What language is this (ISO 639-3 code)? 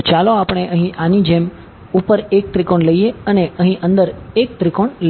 guj